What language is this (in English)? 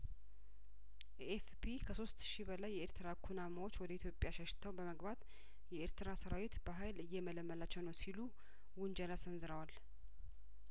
Amharic